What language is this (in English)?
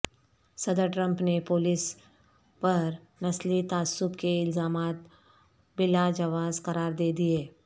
Urdu